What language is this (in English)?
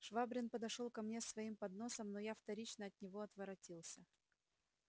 Russian